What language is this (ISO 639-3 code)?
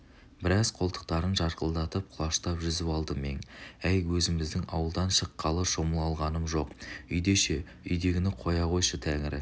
kaz